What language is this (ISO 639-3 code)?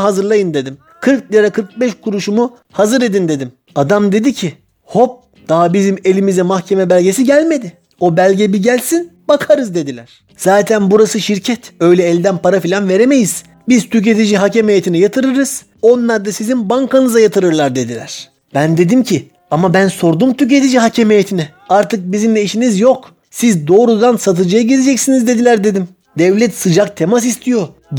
tur